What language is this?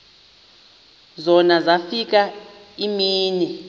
Xhosa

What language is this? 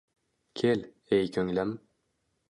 Uzbek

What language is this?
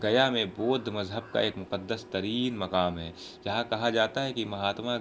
Urdu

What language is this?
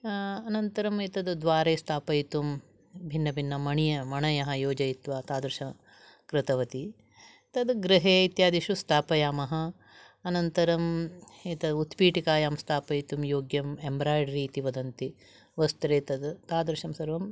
Sanskrit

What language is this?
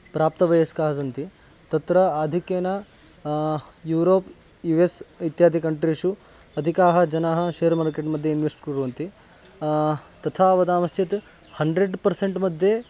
Sanskrit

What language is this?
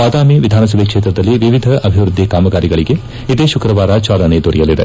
Kannada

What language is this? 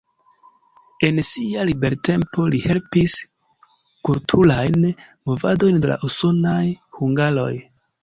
Esperanto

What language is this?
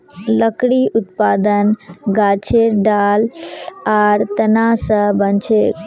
Magahi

